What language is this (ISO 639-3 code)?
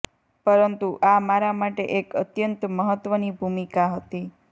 guj